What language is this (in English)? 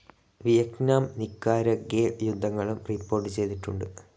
Malayalam